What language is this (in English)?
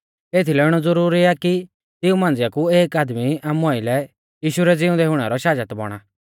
Mahasu Pahari